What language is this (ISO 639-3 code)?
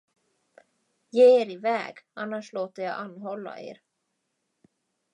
swe